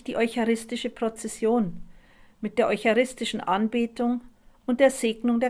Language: German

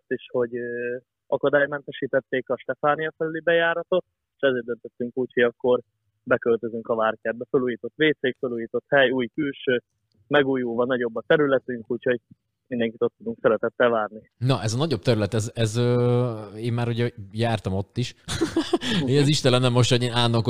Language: Hungarian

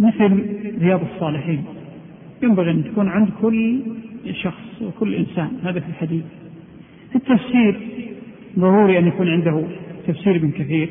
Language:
Arabic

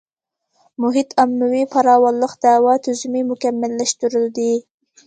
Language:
Uyghur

